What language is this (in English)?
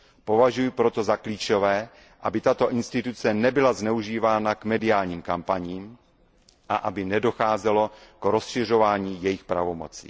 Czech